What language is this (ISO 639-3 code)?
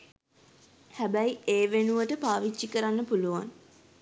sin